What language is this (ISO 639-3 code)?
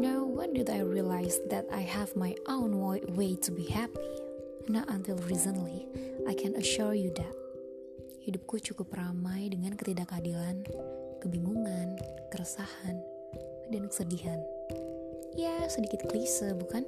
ind